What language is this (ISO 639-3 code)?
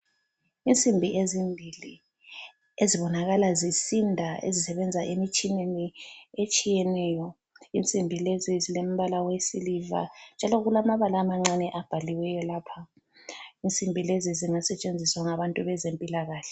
nde